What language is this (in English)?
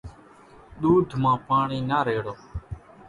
Kachi Koli